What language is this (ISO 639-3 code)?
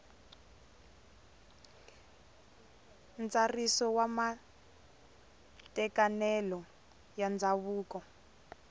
tso